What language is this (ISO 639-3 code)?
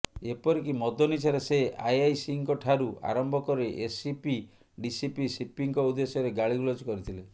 ori